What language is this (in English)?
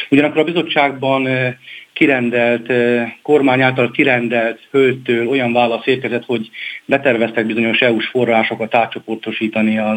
Hungarian